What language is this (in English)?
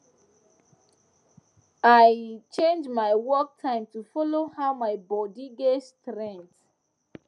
Nigerian Pidgin